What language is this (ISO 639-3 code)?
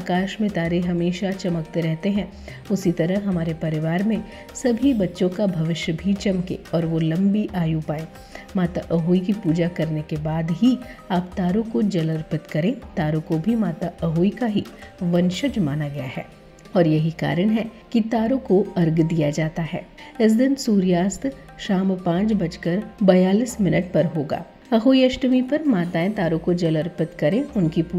hin